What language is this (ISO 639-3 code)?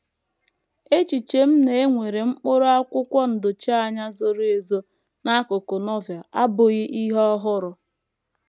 ibo